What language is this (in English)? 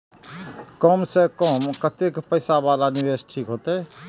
Maithili